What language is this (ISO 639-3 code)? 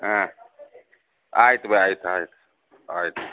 kan